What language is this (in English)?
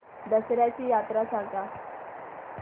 Marathi